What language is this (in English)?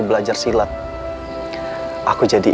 Indonesian